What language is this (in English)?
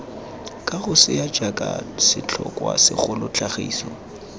Tswana